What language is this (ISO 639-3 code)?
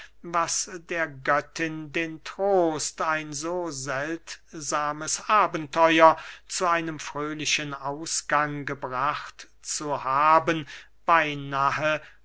deu